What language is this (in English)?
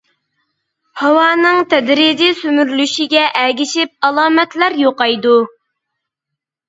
Uyghur